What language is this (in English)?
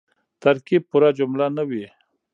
Pashto